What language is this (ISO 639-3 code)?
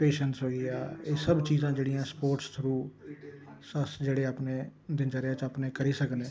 doi